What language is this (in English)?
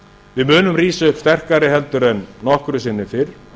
Icelandic